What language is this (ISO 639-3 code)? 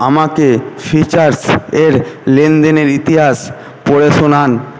ben